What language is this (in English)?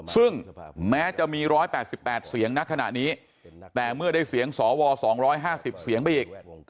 Thai